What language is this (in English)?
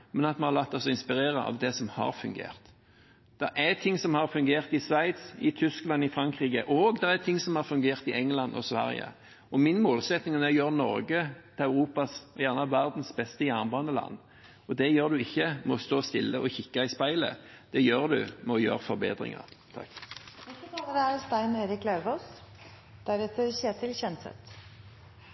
Norwegian Bokmål